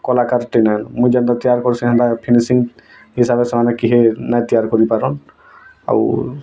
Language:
Odia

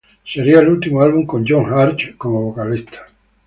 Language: Spanish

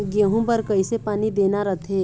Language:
Chhattisgarhi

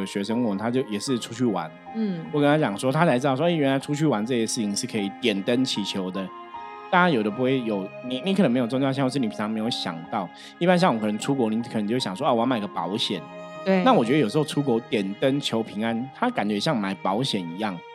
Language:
Chinese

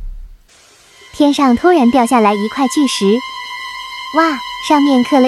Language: Chinese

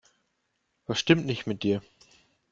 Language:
German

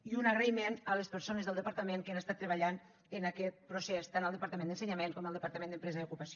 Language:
Catalan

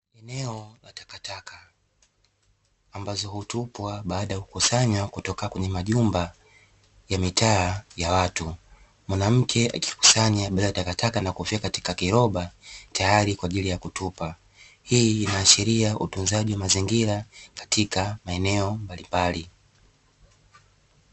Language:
Swahili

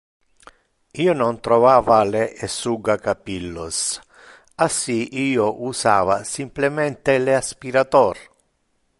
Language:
Interlingua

